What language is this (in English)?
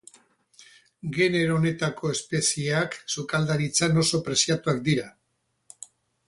Basque